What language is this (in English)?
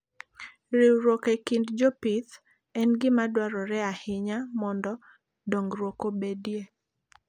Luo (Kenya and Tanzania)